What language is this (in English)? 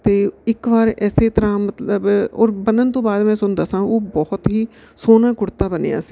Punjabi